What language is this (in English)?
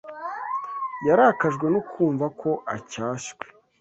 Kinyarwanda